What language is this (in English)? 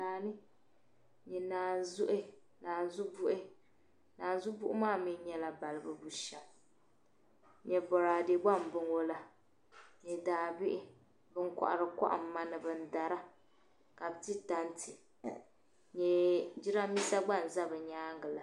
Dagbani